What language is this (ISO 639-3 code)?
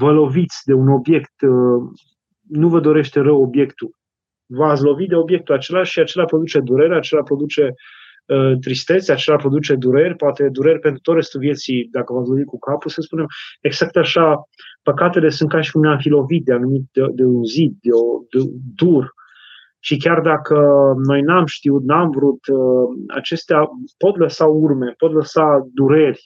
ron